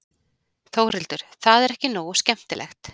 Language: Icelandic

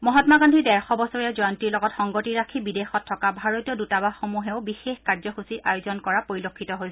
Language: Assamese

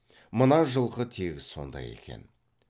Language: Kazakh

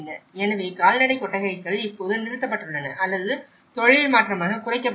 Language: Tamil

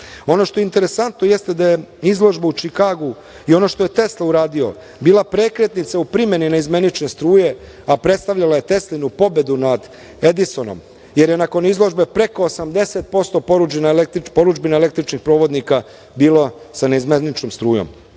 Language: Serbian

